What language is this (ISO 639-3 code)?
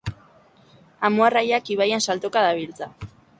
eus